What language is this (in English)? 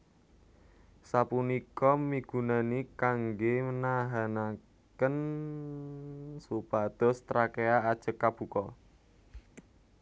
Javanese